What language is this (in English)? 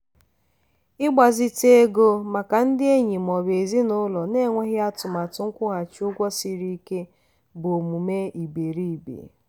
Igbo